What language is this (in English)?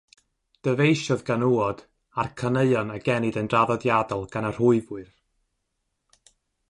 Welsh